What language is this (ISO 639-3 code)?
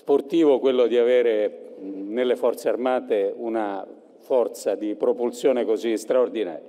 ita